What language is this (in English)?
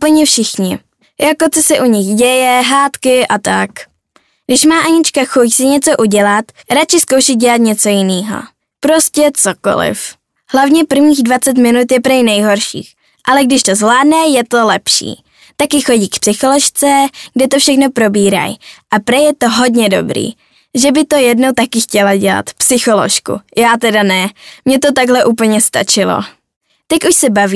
Czech